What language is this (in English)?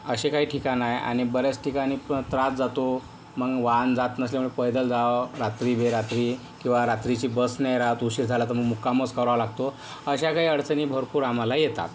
Marathi